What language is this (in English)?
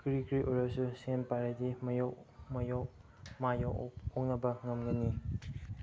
Manipuri